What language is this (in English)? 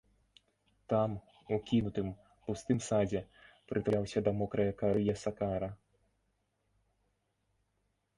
Belarusian